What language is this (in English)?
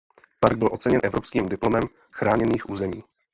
Czech